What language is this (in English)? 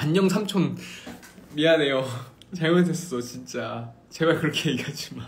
Korean